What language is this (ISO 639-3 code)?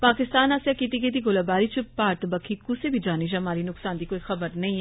doi